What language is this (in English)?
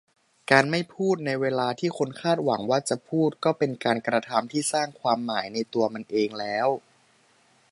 Thai